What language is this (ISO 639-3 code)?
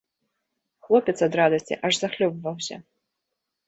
bel